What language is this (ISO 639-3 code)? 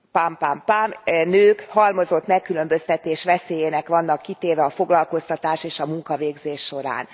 hun